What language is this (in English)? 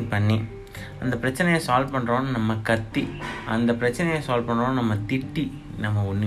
Tamil